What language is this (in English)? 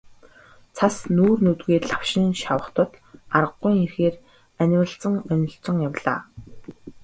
Mongolian